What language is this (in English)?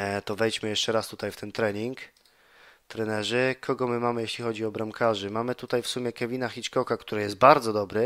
Polish